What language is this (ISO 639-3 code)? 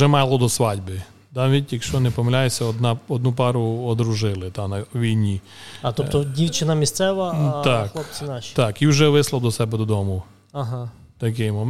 ukr